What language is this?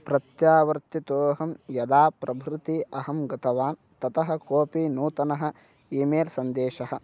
Sanskrit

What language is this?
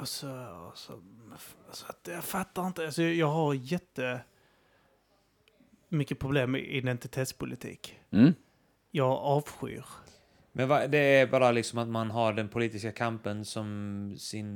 Swedish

